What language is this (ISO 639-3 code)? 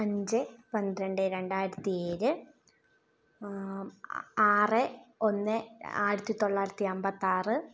mal